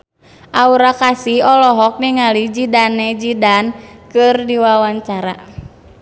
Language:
Sundanese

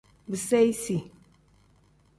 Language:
Tem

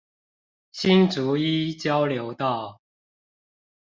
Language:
Chinese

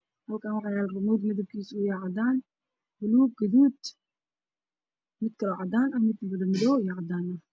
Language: Somali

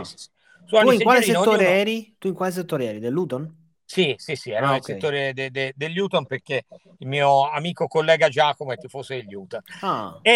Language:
Italian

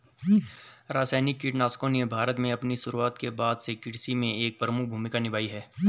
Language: Hindi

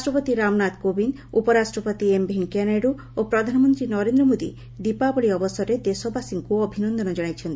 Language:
Odia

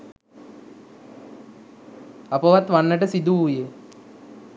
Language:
Sinhala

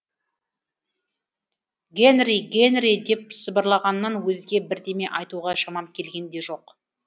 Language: Kazakh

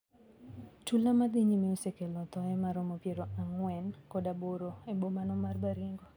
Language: Luo (Kenya and Tanzania)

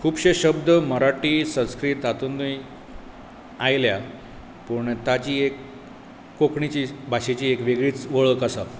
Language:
Konkani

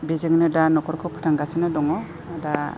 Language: Bodo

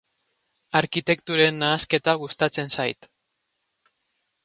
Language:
Basque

